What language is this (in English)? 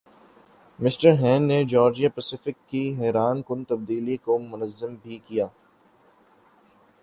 Urdu